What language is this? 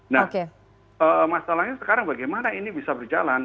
Indonesian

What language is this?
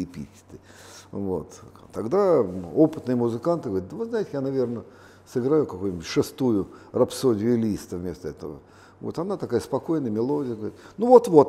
Russian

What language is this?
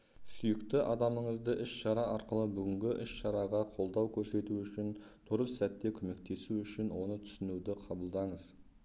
Kazakh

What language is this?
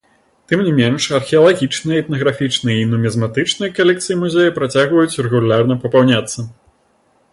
Belarusian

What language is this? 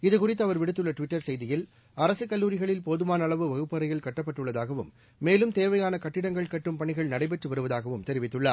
Tamil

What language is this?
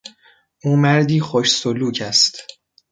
Persian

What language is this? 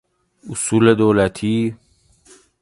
Persian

